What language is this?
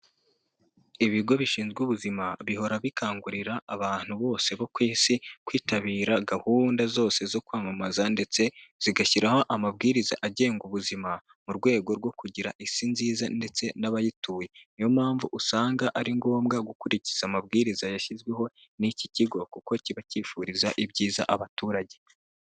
Kinyarwanda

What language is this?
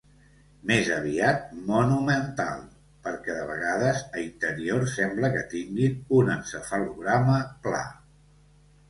Catalan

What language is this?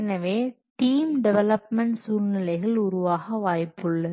Tamil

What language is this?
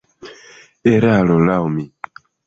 Esperanto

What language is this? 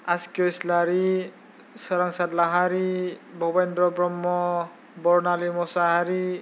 Bodo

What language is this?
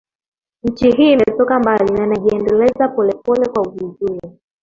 Swahili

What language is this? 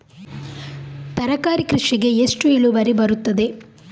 Kannada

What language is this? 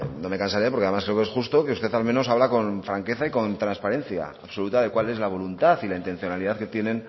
Spanish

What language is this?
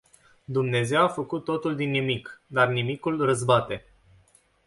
Romanian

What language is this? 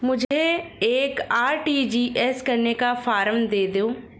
Hindi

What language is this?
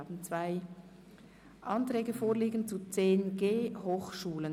Swiss German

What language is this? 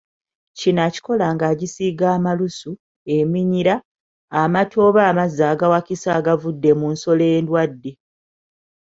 Ganda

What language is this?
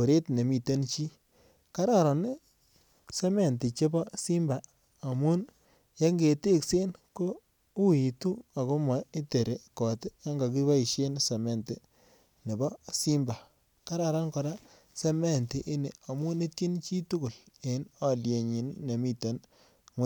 Kalenjin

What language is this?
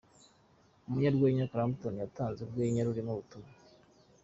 Kinyarwanda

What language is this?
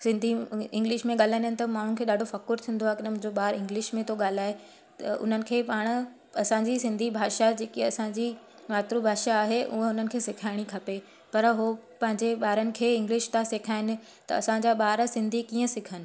Sindhi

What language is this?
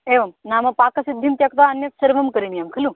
Sanskrit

